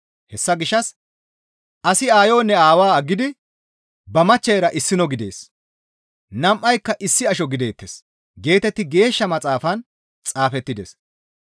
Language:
Gamo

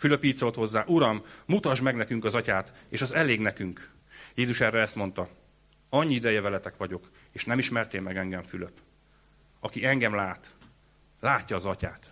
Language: Hungarian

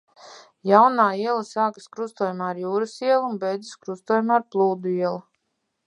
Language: Latvian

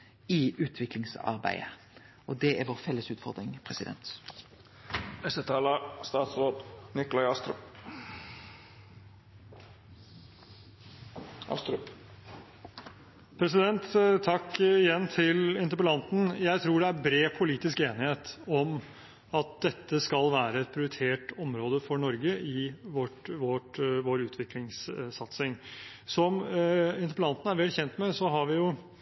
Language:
Norwegian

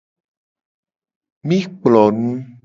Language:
Gen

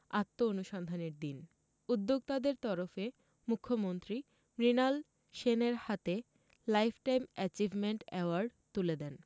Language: Bangla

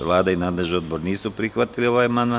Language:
Serbian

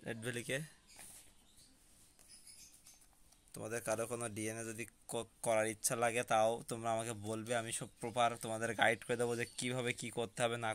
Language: Turkish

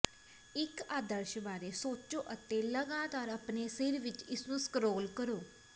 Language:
Punjabi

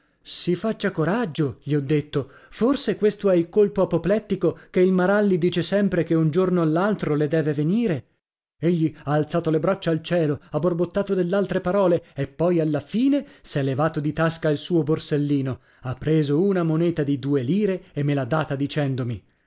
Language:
Italian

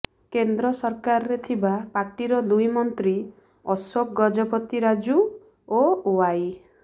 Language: Odia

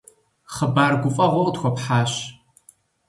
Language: Kabardian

